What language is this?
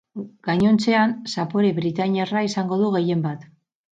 Basque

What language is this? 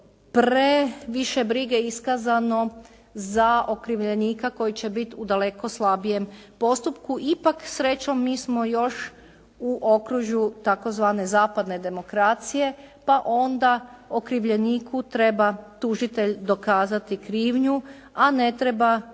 Croatian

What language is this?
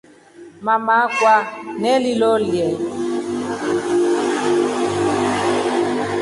Rombo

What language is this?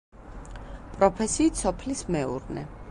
Georgian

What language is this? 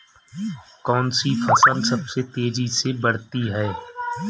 Hindi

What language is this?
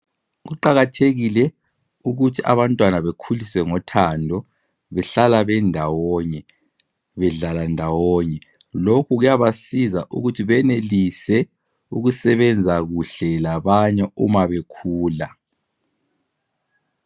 North Ndebele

